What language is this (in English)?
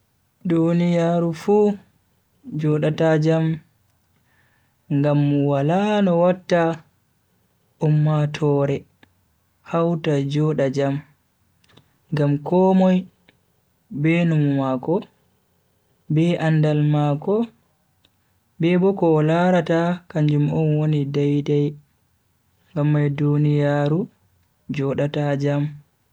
Bagirmi Fulfulde